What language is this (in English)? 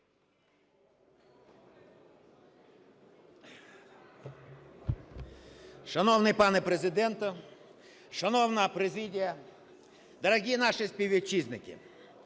Ukrainian